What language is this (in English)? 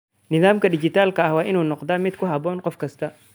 Somali